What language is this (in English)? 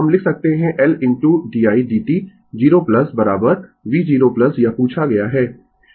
Hindi